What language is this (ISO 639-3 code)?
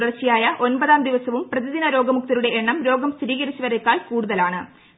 mal